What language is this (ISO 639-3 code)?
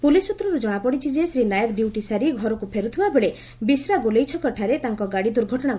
ori